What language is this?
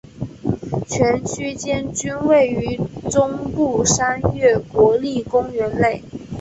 Chinese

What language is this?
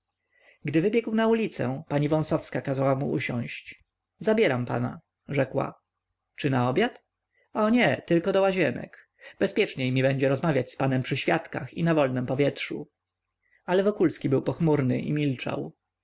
Polish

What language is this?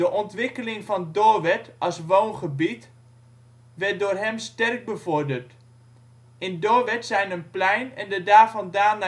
Dutch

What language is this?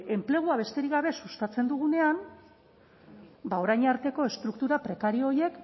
Basque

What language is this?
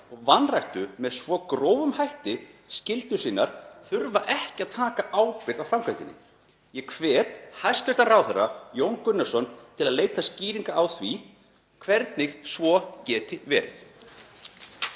Icelandic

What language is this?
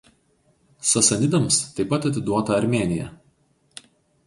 Lithuanian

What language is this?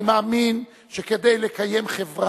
Hebrew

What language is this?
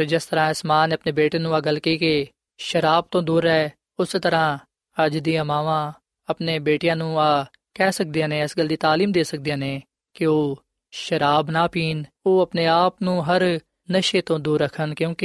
Punjabi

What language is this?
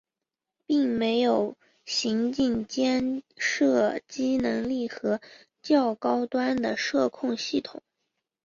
Chinese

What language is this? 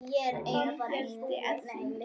Icelandic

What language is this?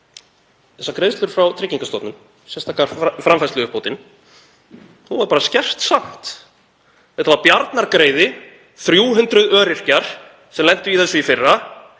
Icelandic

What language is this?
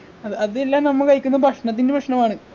Malayalam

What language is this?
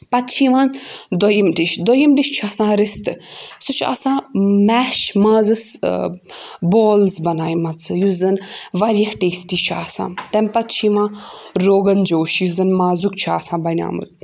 Kashmiri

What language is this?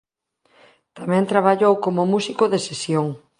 Galician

